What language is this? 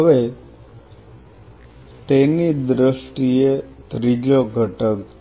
Gujarati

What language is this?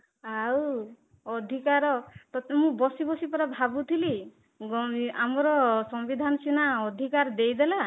Odia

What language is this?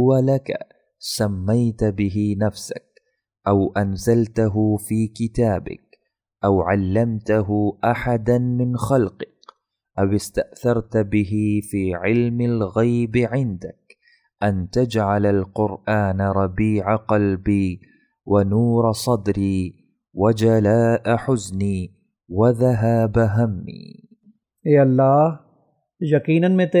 Arabic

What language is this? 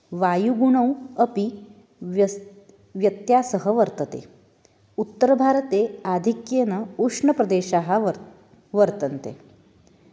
Sanskrit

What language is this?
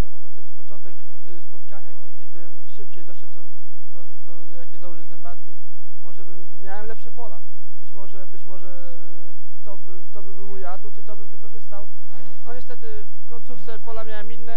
Polish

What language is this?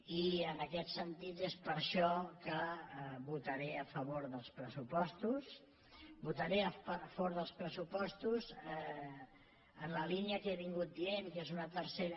Catalan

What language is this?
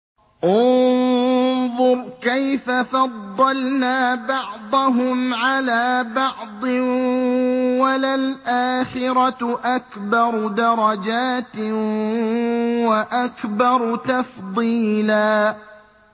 Arabic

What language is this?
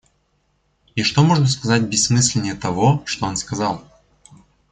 Russian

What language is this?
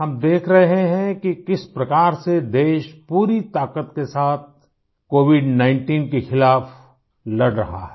Hindi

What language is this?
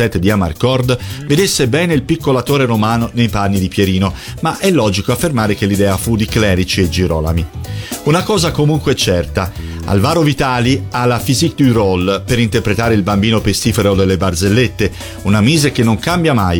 Italian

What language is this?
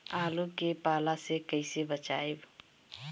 Bhojpuri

